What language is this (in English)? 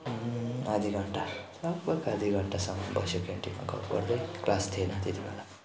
Nepali